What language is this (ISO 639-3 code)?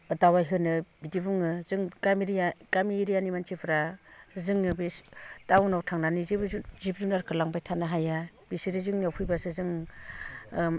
brx